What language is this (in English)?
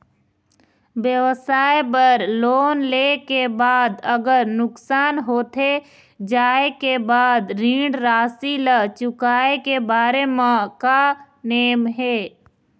Chhattisgarhi